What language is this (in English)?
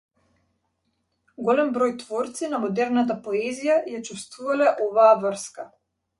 Macedonian